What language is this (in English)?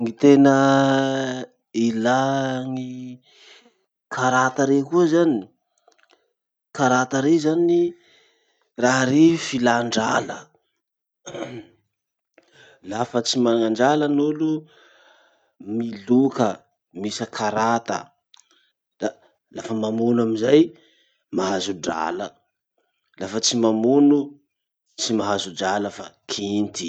Masikoro Malagasy